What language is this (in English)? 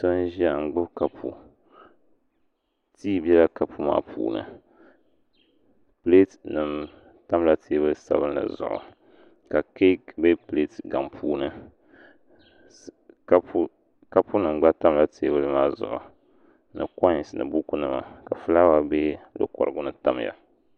Dagbani